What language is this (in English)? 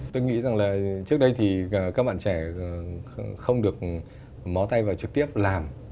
Vietnamese